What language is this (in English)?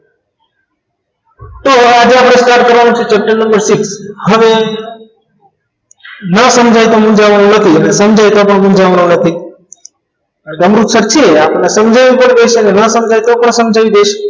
Gujarati